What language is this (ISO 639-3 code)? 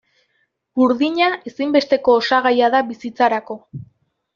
eus